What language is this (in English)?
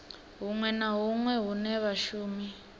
Venda